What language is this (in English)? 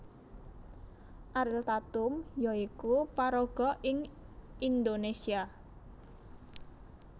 Javanese